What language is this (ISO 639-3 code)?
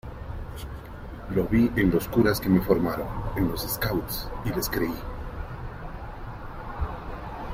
spa